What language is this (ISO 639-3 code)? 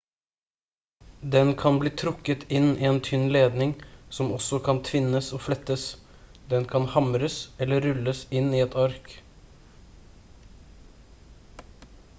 nob